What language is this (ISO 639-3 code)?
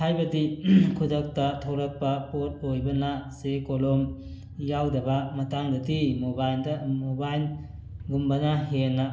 mni